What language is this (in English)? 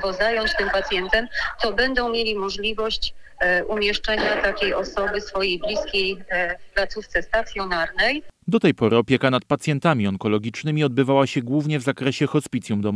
Polish